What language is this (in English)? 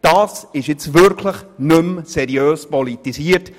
Swiss German